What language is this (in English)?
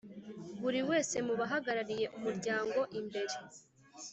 Kinyarwanda